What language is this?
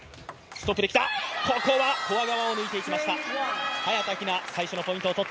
Japanese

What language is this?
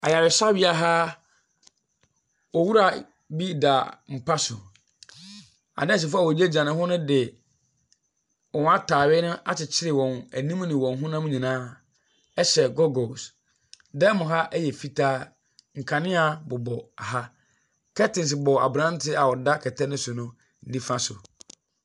Akan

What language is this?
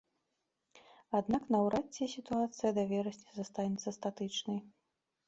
Belarusian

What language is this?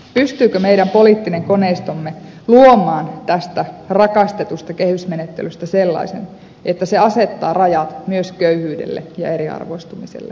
Finnish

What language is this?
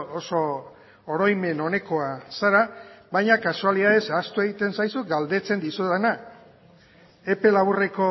Basque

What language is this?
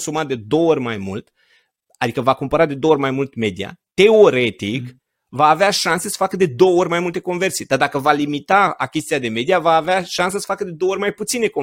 Romanian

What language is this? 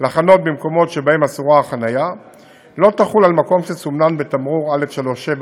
Hebrew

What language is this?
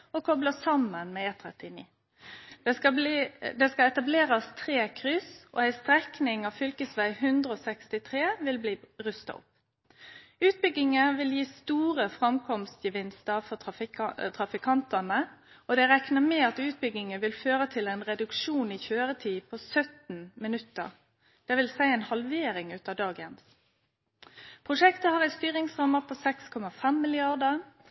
Norwegian Nynorsk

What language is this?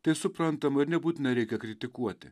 Lithuanian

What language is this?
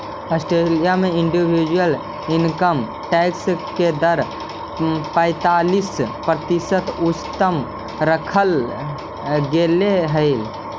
Magahi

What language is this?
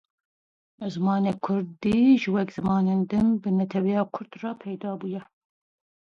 Kurdish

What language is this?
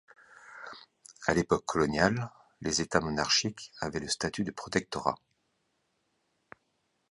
French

